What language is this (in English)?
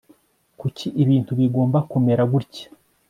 Kinyarwanda